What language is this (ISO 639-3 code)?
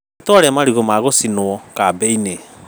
kik